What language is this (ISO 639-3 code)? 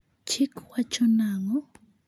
luo